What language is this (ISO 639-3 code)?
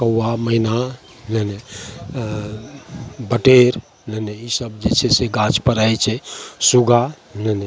mai